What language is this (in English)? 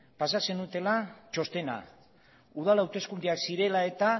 Basque